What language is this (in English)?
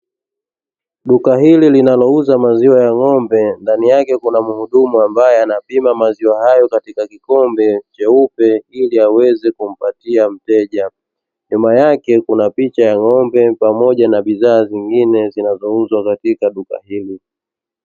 Swahili